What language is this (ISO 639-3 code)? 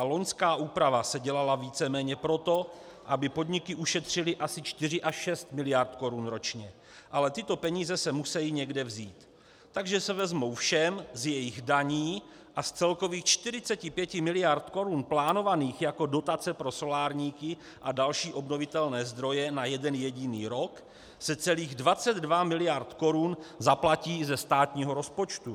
ces